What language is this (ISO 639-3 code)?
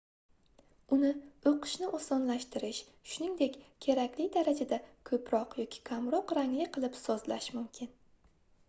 uzb